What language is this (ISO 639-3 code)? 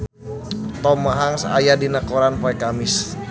sun